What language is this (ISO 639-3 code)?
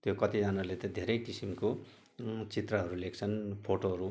nep